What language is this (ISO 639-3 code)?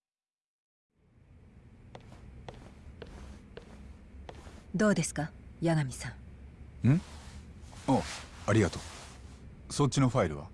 jpn